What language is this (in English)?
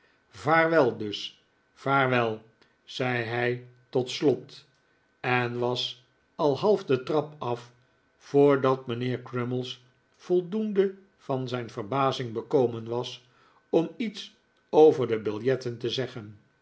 Dutch